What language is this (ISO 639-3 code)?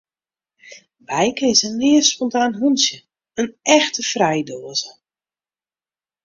fry